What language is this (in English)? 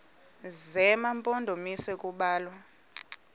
Xhosa